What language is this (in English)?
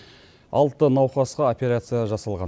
Kazakh